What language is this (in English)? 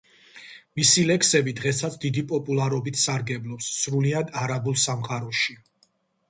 Georgian